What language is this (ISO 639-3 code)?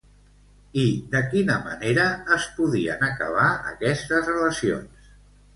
cat